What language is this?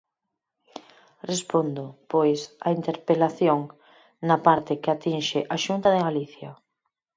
Galician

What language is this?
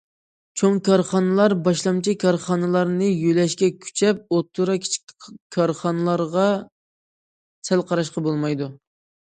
Uyghur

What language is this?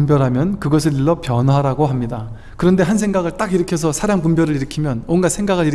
Korean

